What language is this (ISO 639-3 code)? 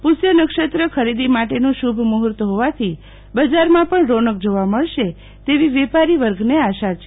guj